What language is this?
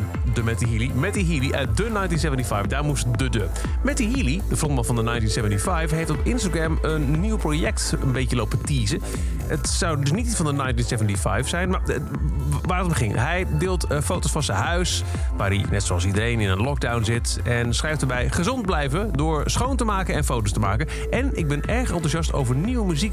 Dutch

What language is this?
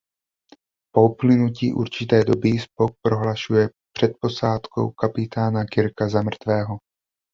Czech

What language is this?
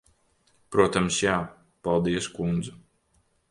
Latvian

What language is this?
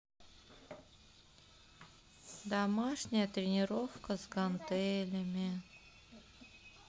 Russian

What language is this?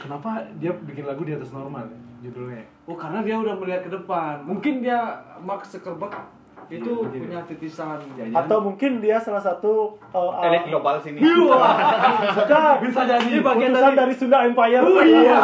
Indonesian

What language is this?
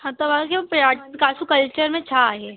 Sindhi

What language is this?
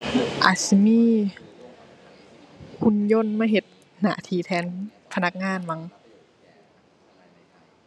Thai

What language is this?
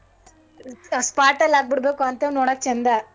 Kannada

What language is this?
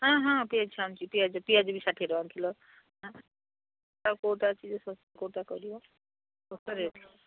Odia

